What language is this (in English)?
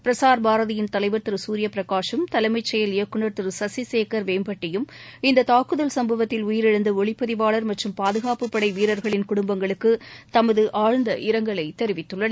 Tamil